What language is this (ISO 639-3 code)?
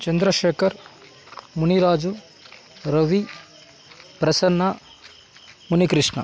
kan